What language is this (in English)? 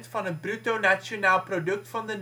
Dutch